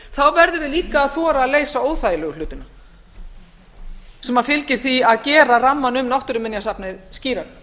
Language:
Icelandic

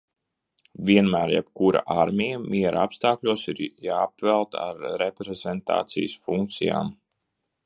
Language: Latvian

